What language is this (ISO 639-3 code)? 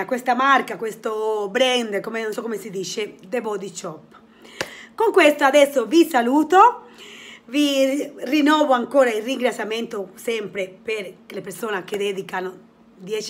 ita